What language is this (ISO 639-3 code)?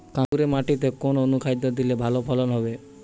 ben